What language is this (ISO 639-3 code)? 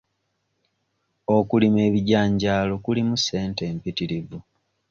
lug